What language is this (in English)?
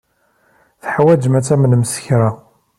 Kabyle